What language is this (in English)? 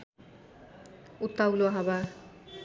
Nepali